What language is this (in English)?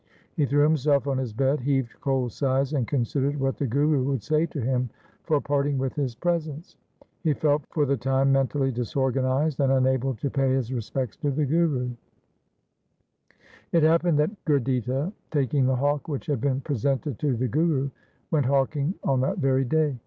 English